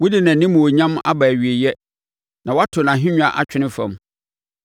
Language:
Akan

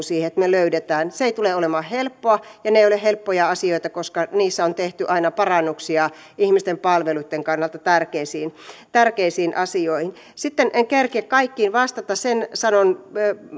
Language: Finnish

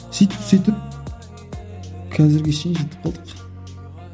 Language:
Kazakh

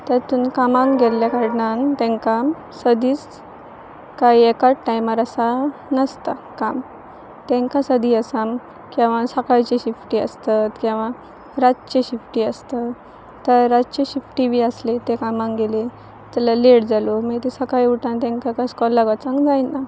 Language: Konkani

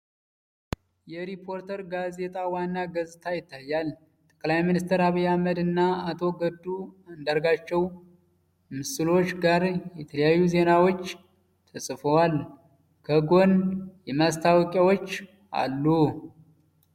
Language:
Amharic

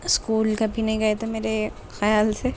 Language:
Urdu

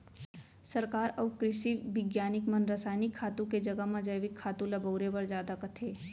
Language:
Chhattisgarhi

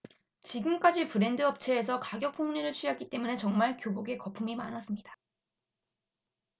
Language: Korean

